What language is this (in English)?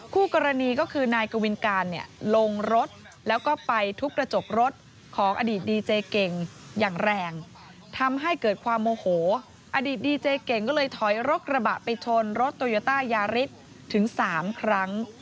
Thai